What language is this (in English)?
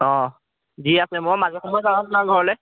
Assamese